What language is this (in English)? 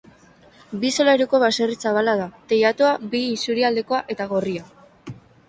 Basque